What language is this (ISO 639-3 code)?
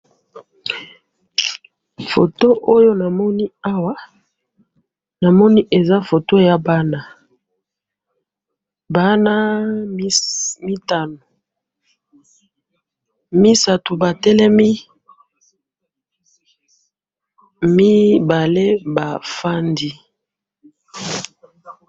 lin